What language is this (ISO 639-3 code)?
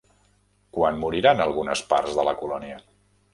cat